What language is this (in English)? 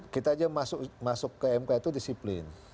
Indonesian